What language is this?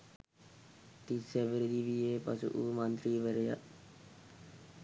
Sinhala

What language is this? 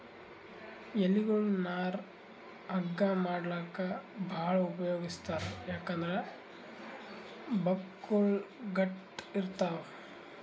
Kannada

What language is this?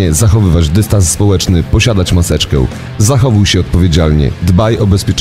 Polish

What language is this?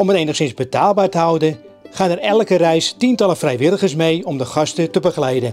Dutch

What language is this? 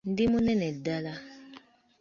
Ganda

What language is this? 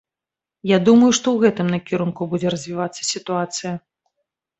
Belarusian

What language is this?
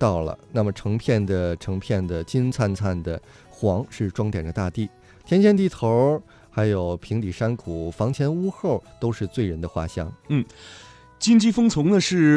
Chinese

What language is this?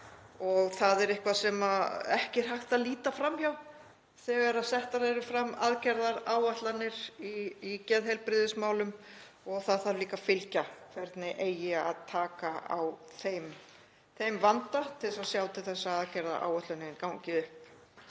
Icelandic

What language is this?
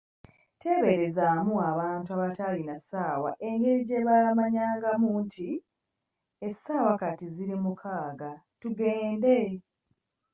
Ganda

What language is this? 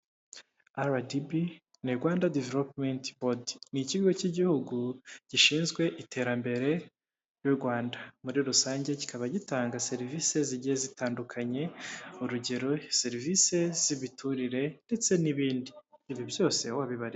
Kinyarwanda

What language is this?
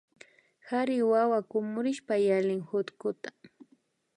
Imbabura Highland Quichua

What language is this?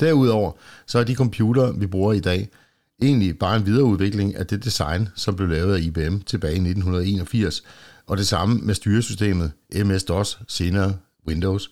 Danish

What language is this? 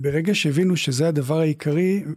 Hebrew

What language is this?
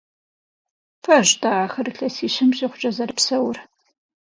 Kabardian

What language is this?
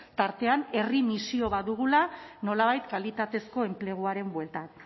Basque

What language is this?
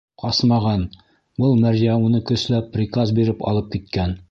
Bashkir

